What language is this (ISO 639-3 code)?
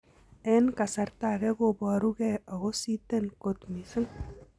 kln